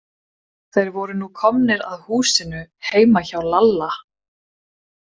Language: Icelandic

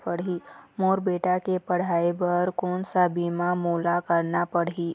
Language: Chhattisgarhi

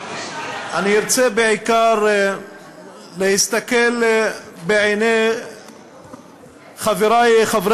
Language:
Hebrew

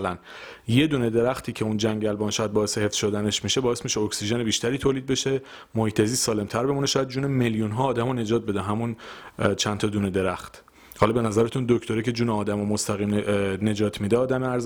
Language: Persian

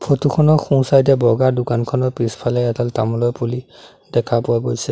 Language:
Assamese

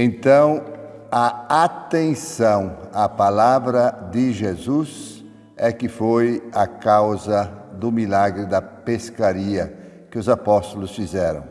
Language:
Portuguese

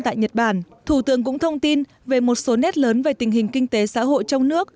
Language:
Vietnamese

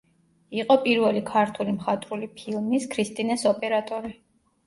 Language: Georgian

